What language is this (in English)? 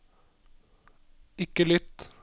Norwegian